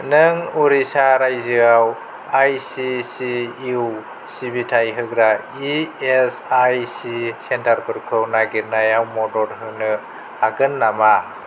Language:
Bodo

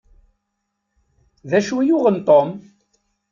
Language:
Kabyle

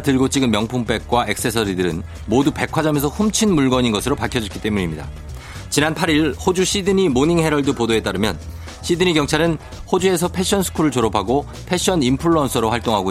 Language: Korean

